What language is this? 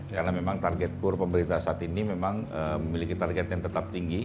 Indonesian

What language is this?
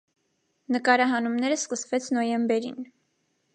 Armenian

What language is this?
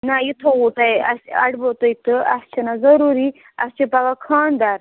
Kashmiri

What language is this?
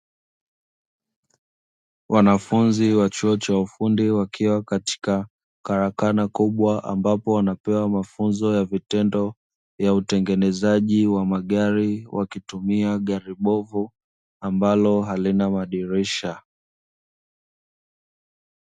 Swahili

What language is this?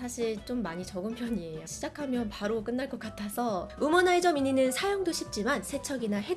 Korean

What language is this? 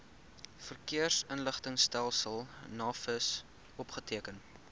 Afrikaans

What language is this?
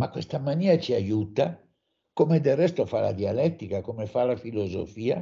Italian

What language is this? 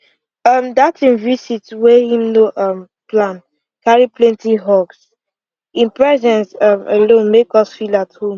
Nigerian Pidgin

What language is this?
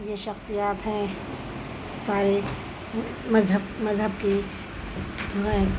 Urdu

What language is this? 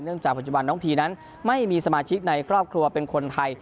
Thai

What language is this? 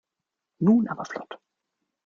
German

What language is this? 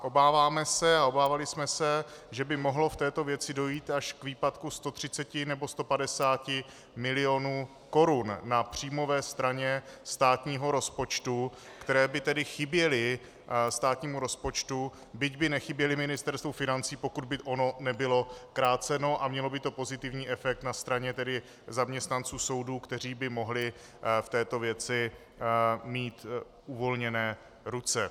Czech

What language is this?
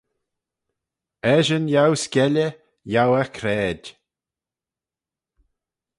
Manx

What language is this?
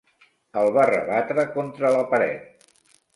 Catalan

